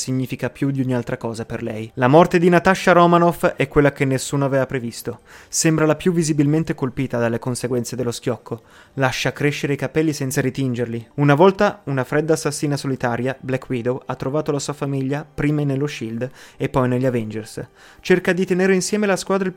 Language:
Italian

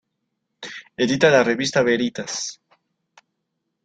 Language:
Spanish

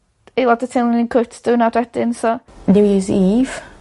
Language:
Welsh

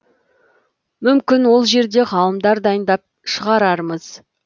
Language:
Kazakh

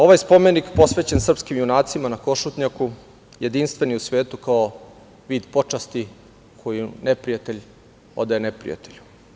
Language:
Serbian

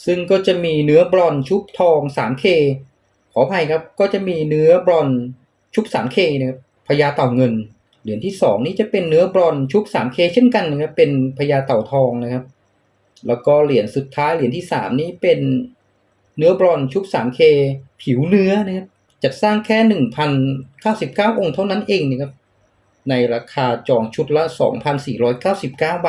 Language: Thai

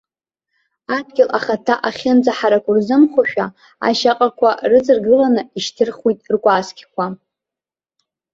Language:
Abkhazian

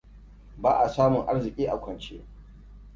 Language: Hausa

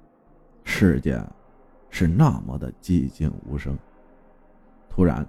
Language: Chinese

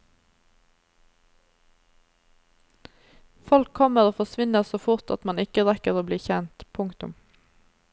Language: Norwegian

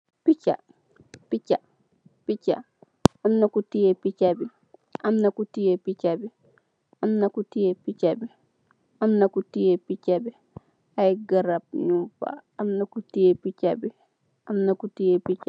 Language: Wolof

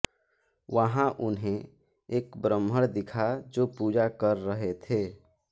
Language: Hindi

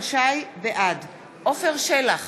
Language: Hebrew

